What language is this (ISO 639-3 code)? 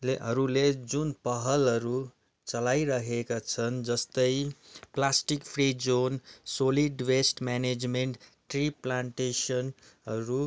nep